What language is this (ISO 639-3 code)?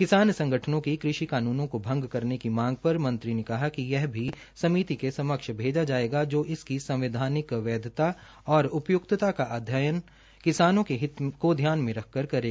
hin